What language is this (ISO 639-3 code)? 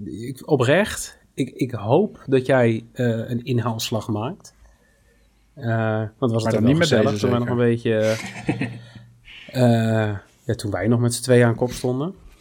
nld